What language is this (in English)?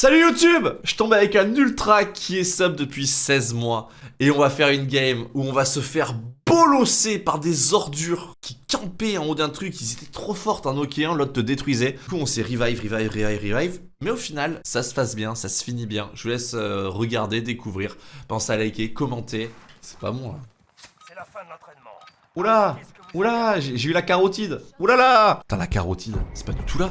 French